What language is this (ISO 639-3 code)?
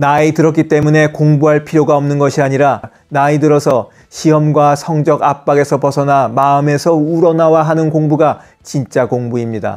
kor